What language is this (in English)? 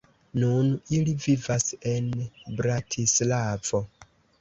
Esperanto